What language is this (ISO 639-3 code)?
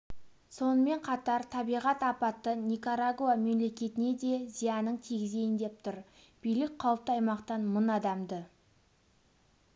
kaz